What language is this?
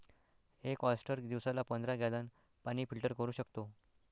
Marathi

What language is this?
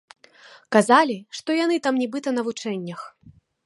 Belarusian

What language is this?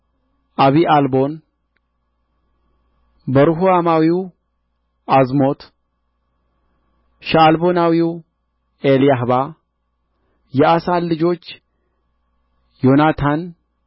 Amharic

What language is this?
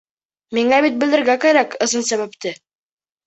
Bashkir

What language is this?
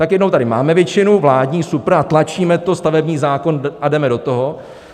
Czech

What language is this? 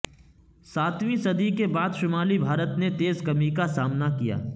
Urdu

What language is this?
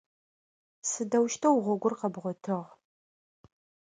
Adyghe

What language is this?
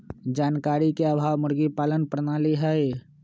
Magahi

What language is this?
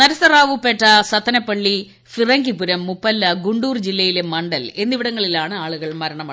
Malayalam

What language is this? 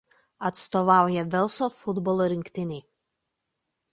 Lithuanian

